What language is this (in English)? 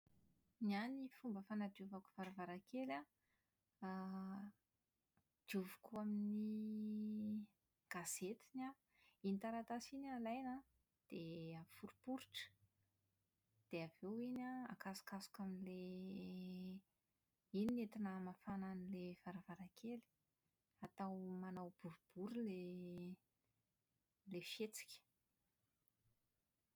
Malagasy